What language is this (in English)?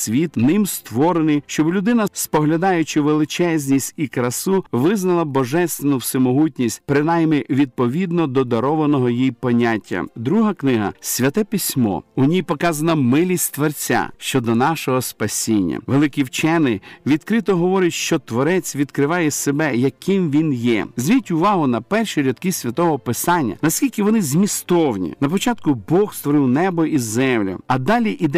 Ukrainian